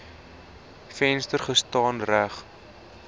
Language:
Afrikaans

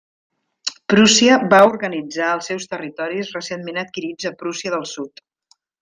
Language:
Catalan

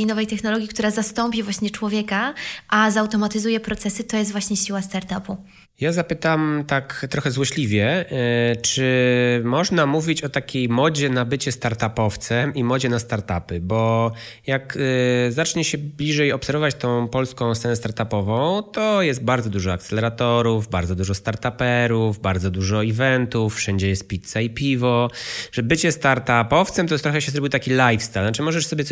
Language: Polish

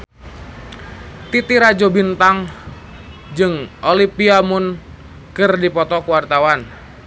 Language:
Sundanese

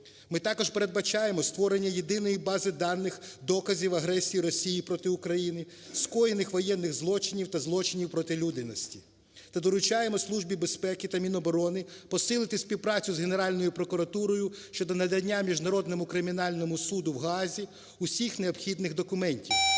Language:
Ukrainian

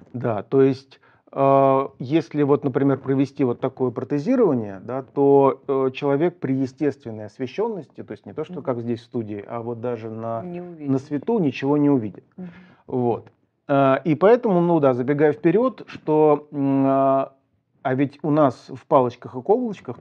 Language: Russian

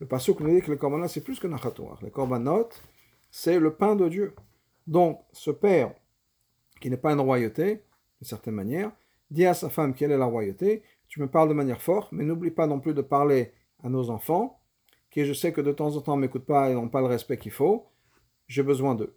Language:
French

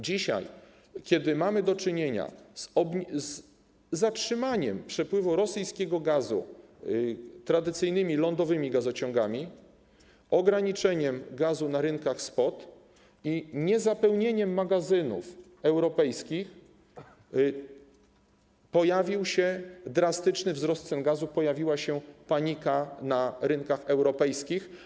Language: Polish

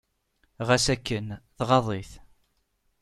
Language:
Kabyle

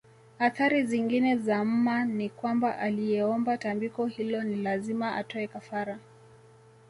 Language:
Swahili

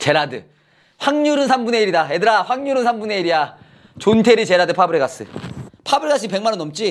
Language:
Korean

